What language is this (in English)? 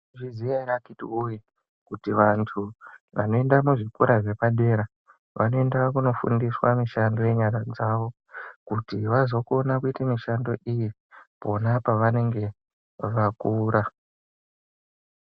Ndau